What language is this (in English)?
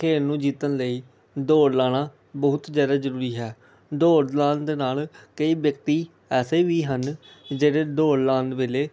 Punjabi